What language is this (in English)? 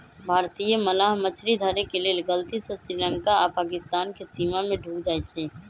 Magahi